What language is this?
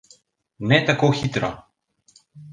Slovenian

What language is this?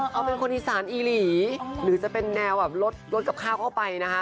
Thai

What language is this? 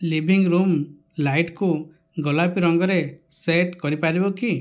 Odia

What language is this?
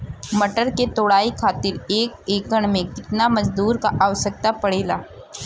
Bhojpuri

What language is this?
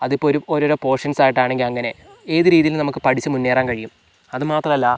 Malayalam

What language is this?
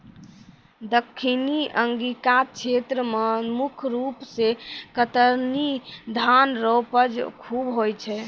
Maithili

